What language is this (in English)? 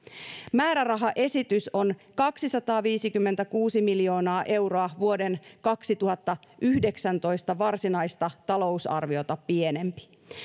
Finnish